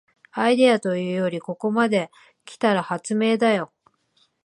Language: Japanese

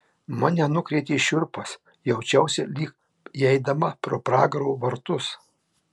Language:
Lithuanian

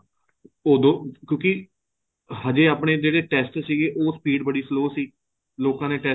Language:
Punjabi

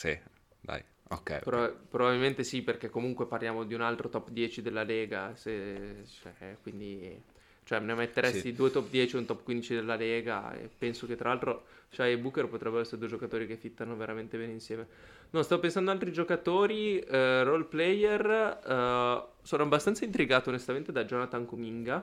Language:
Italian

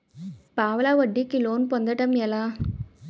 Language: Telugu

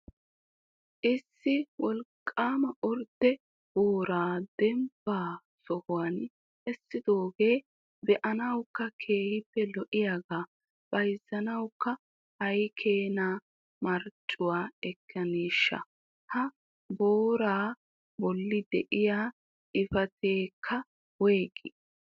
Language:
Wolaytta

